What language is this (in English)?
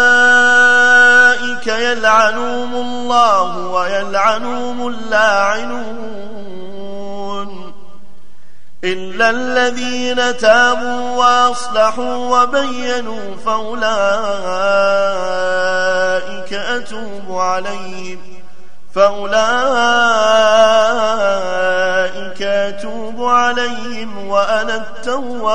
Arabic